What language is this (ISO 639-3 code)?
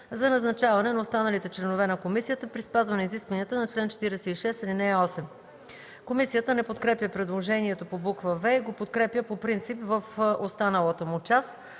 bul